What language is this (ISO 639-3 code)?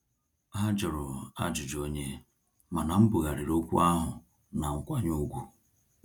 ibo